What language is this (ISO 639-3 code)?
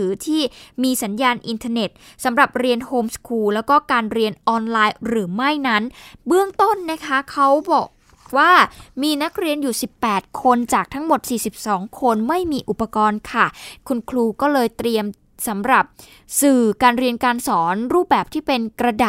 tha